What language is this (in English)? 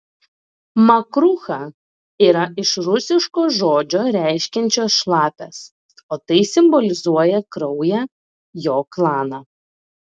Lithuanian